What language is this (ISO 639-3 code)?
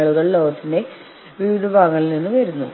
mal